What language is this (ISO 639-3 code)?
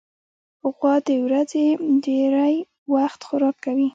pus